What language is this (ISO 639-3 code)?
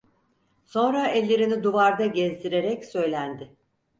tur